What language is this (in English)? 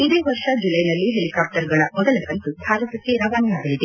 Kannada